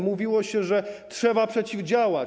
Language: Polish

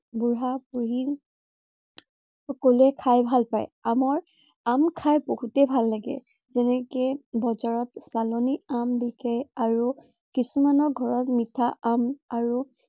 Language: Assamese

